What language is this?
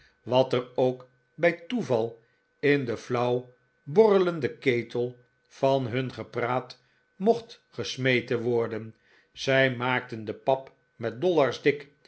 Dutch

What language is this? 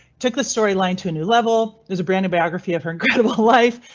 English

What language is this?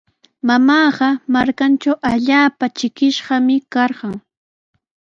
Sihuas Ancash Quechua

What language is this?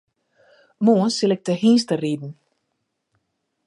Western Frisian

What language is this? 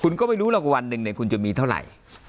Thai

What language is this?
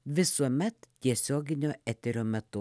Lithuanian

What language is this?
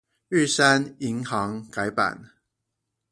Chinese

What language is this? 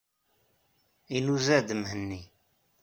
Kabyle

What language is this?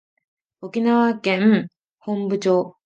Japanese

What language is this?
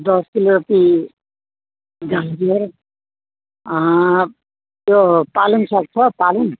Nepali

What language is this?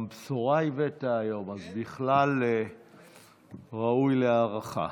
Hebrew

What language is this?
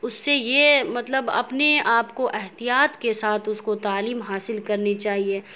Urdu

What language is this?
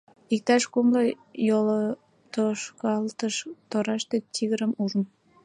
Mari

